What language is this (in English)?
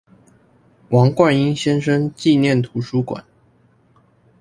Chinese